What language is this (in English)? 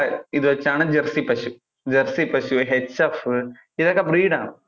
Malayalam